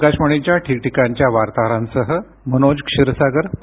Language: Marathi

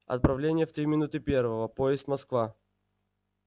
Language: Russian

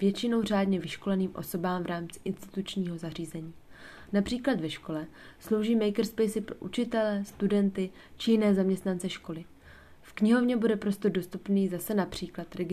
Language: Czech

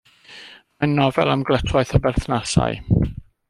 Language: Welsh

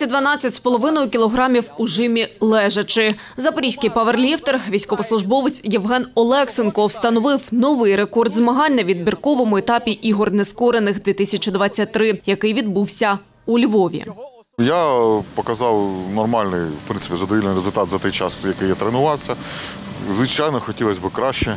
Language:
Ukrainian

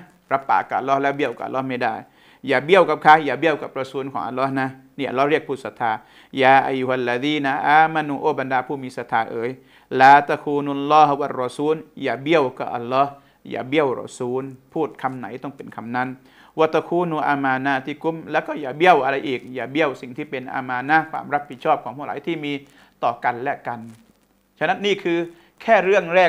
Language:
Thai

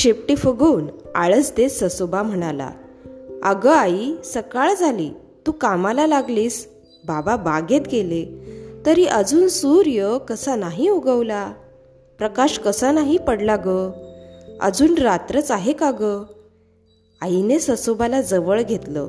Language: Marathi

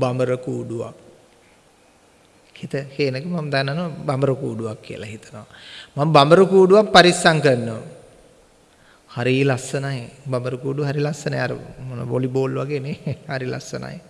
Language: Sinhala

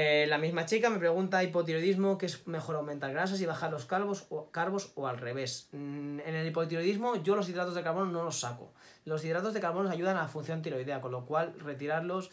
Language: Spanish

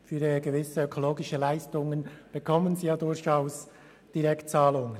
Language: Swiss German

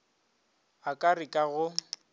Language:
Northern Sotho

